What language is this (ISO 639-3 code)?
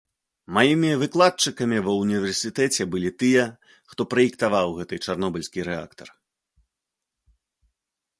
bel